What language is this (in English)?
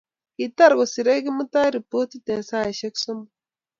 Kalenjin